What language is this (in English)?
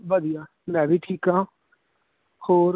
Punjabi